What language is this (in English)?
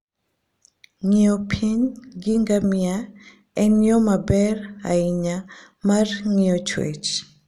Luo (Kenya and Tanzania)